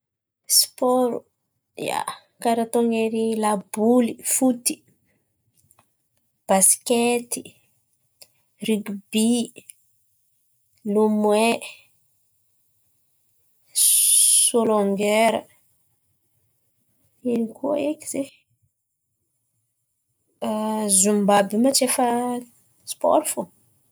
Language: Antankarana Malagasy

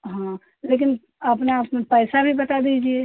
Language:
Hindi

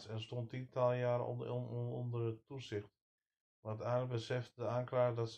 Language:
Dutch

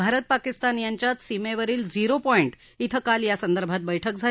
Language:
Marathi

